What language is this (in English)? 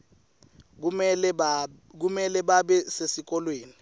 Swati